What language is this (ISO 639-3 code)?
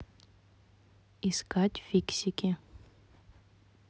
rus